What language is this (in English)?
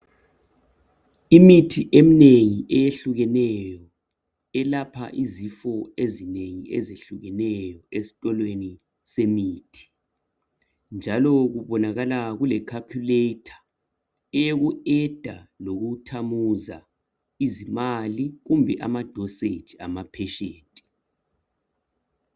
North Ndebele